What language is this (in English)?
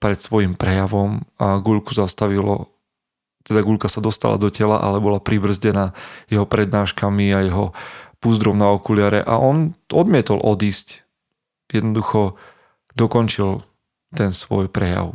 Slovak